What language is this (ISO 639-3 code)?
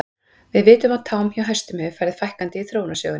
isl